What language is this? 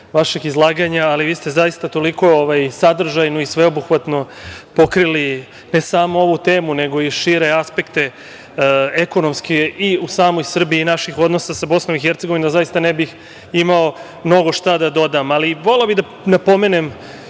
Serbian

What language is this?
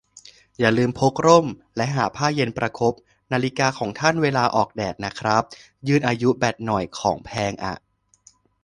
Thai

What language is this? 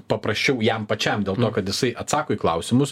Lithuanian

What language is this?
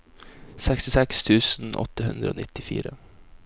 Norwegian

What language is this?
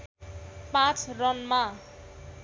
Nepali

